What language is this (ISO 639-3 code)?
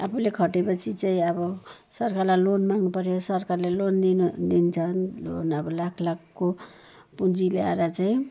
nep